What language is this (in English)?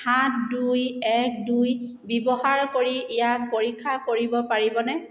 Assamese